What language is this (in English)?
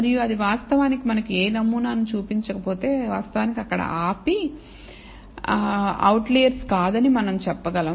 Telugu